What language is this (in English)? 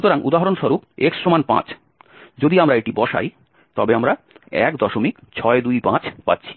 Bangla